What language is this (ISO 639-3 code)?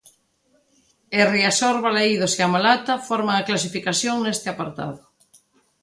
glg